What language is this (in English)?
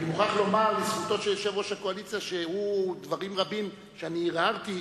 Hebrew